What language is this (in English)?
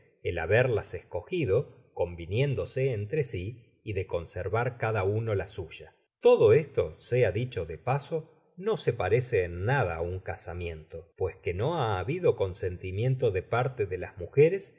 Spanish